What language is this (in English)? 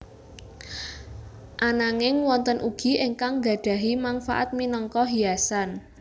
Javanese